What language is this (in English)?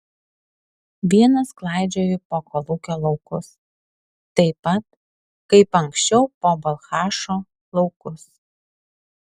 Lithuanian